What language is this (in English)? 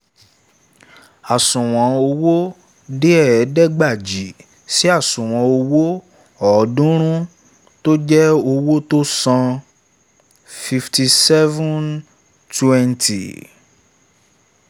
Yoruba